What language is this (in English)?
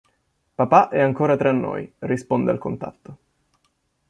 Italian